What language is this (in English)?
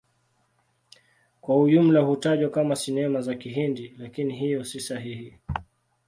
Swahili